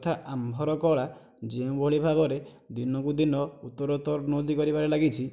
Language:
Odia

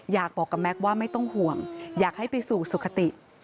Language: Thai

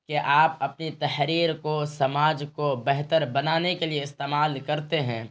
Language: Urdu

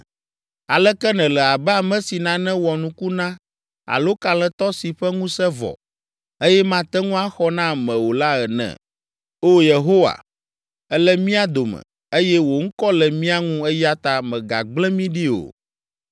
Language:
Ewe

